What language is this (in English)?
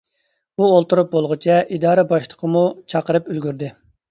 Uyghur